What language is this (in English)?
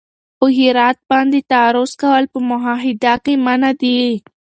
Pashto